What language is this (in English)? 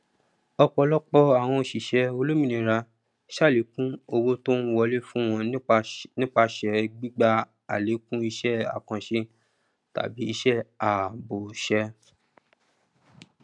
Yoruba